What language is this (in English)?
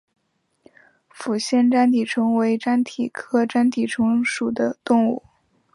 Chinese